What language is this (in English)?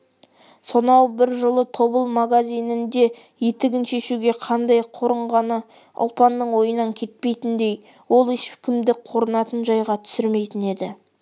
Kazakh